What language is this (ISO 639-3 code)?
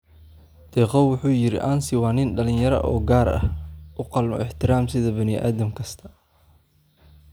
som